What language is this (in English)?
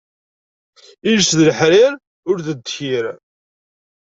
Kabyle